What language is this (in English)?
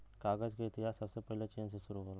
Bhojpuri